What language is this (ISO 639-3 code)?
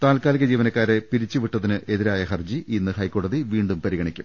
mal